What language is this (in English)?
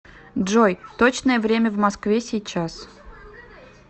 Russian